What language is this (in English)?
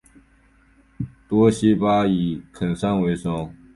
Chinese